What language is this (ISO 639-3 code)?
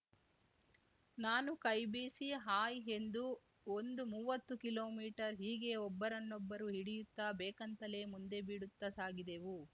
kan